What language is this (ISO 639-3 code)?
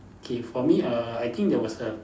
eng